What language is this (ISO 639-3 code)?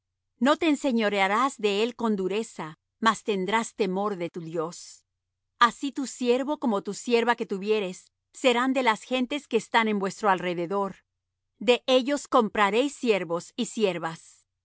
spa